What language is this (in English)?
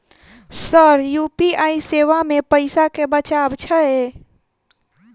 Maithili